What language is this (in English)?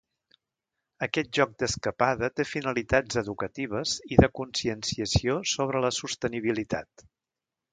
Catalan